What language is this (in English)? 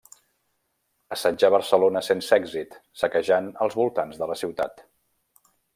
Catalan